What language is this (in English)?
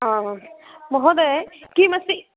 Sanskrit